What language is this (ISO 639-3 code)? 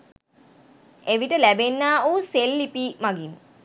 sin